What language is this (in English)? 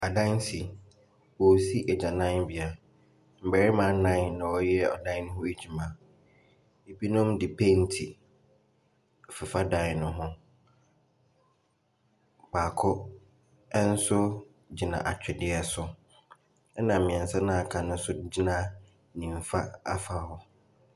Akan